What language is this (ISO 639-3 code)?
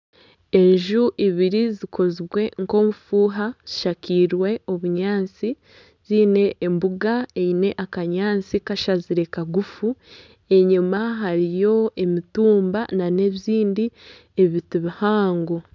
nyn